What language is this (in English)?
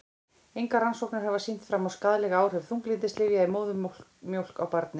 Icelandic